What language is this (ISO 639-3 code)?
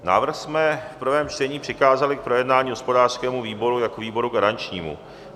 ces